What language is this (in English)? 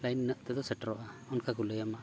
Santali